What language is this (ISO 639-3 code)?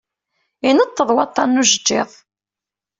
kab